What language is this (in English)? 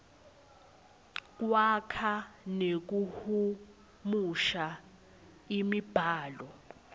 Swati